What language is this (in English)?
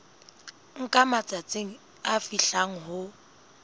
Southern Sotho